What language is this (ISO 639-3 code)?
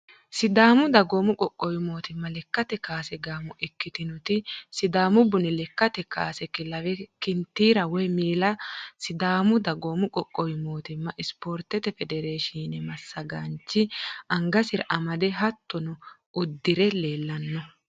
sid